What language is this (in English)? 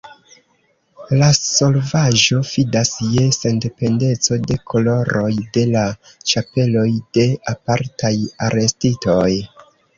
Esperanto